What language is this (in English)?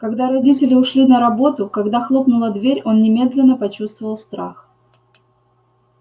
Russian